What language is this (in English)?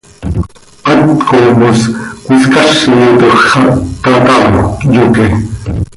Seri